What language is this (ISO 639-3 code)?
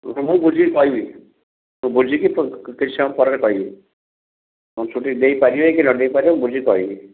ori